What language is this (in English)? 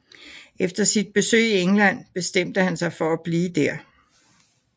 Danish